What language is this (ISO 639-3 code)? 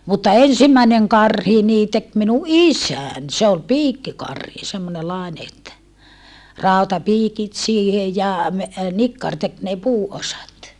fin